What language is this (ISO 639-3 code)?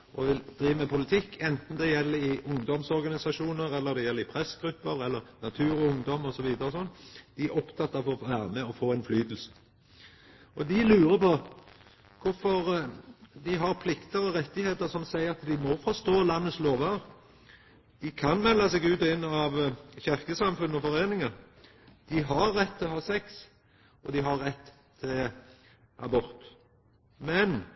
nno